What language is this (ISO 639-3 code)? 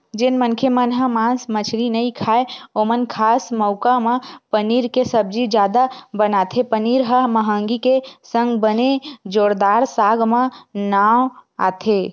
hne